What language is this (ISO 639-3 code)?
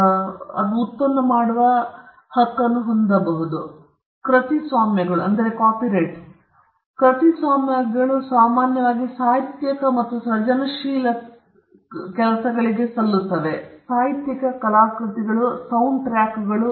kan